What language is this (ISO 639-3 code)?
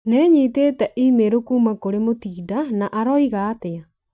kik